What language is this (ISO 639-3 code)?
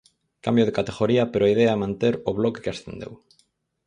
glg